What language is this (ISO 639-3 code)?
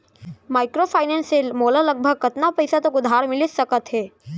hne